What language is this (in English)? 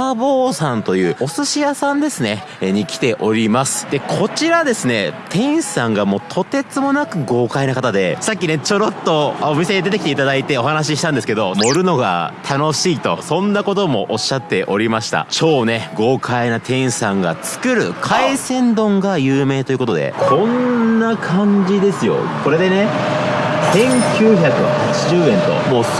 Japanese